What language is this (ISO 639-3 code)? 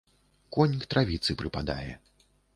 bel